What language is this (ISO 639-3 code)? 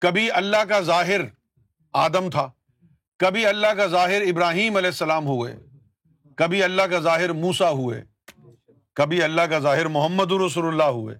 urd